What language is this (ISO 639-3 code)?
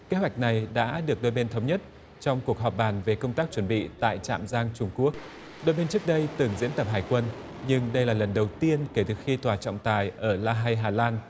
vie